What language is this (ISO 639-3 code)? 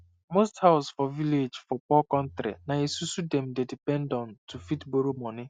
pcm